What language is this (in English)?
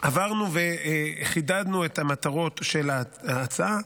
Hebrew